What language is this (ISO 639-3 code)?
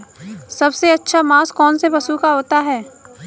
hin